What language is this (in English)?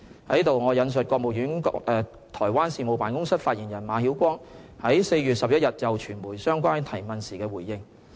Cantonese